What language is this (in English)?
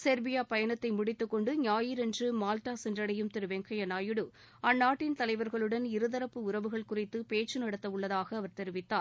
Tamil